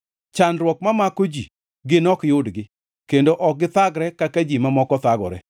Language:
Luo (Kenya and Tanzania)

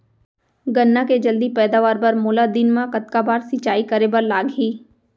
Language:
Chhattisgarhi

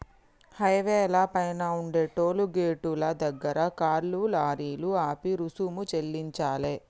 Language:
Telugu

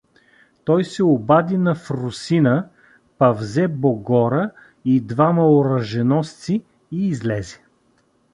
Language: Bulgarian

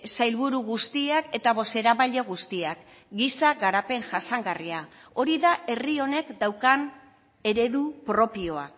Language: Basque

